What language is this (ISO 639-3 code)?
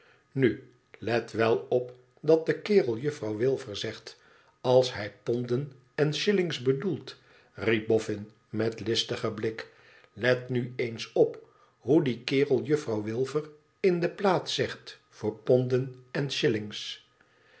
nld